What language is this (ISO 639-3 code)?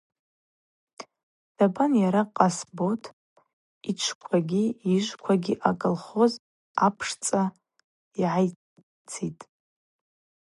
abq